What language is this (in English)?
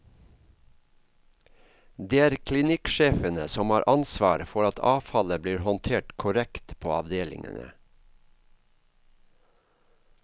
Norwegian